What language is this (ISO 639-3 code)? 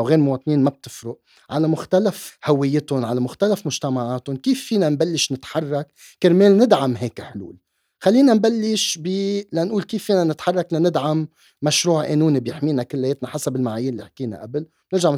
ara